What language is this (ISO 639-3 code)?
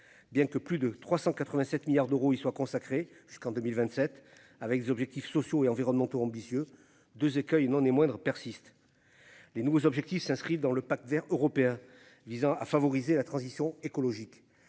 fra